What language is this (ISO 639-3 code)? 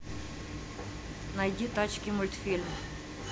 rus